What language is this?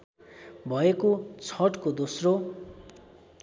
Nepali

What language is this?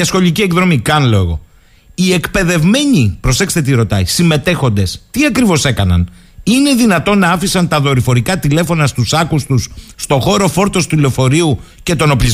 Greek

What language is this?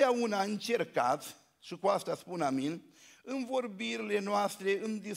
Romanian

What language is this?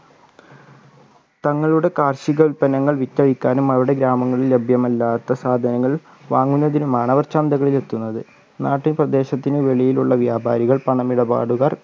Malayalam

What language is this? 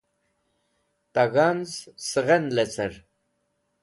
Wakhi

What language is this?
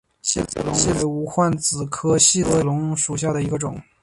Chinese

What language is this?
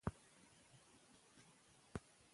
Pashto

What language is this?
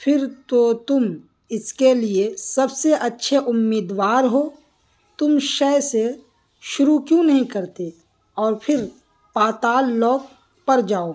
Urdu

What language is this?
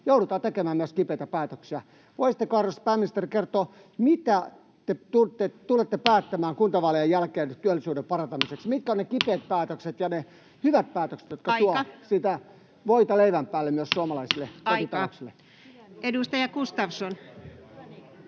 Finnish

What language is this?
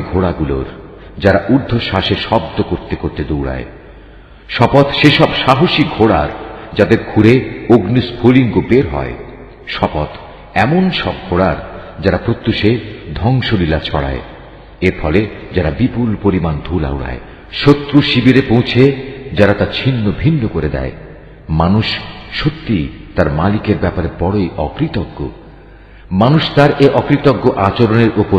Persian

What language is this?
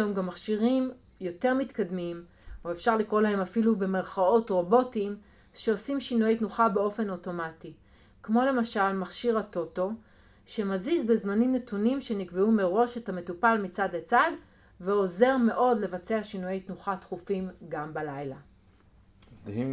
Hebrew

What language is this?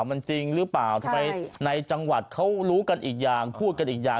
Thai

